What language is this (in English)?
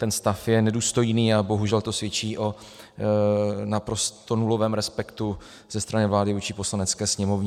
Czech